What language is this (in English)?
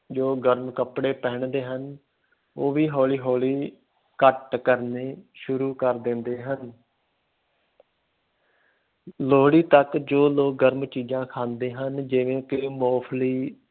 Punjabi